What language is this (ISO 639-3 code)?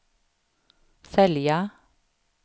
swe